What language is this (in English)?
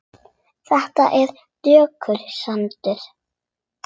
Icelandic